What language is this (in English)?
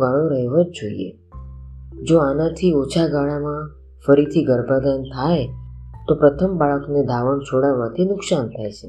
Gujarati